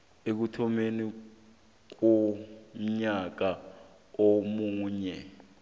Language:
South Ndebele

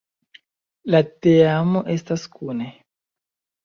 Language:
Esperanto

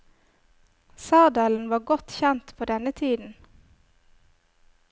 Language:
Norwegian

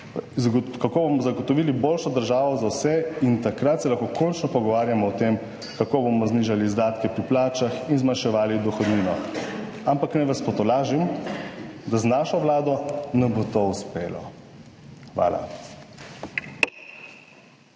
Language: Slovenian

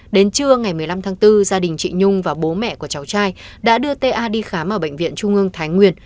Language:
Vietnamese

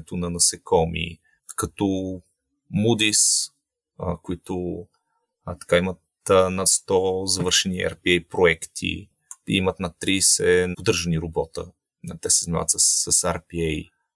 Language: Bulgarian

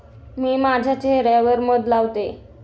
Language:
Marathi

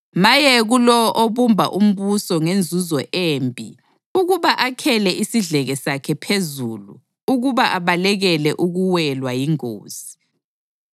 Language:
North Ndebele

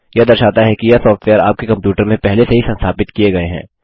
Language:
Hindi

